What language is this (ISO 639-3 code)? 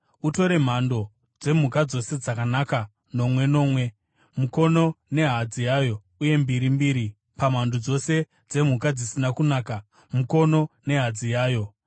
sna